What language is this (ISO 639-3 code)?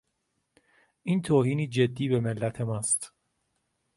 fas